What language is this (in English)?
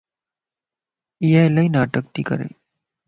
Lasi